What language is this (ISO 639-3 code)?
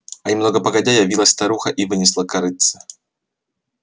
rus